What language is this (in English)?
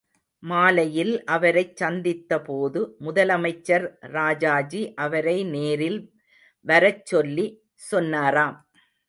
Tamil